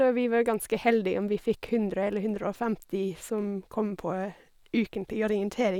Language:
Norwegian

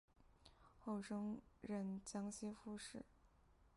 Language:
Chinese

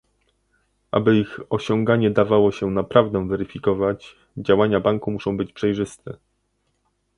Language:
Polish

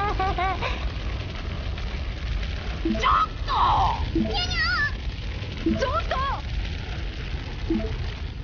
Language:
English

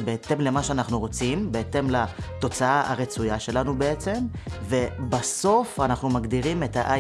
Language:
Hebrew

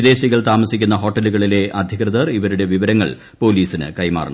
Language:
Malayalam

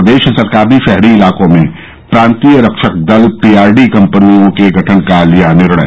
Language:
Hindi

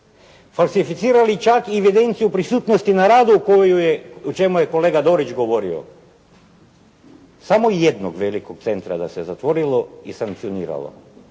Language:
Croatian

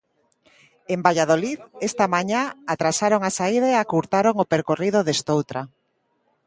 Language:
Galician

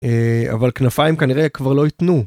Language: Hebrew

